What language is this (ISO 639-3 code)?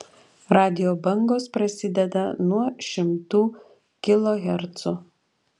lit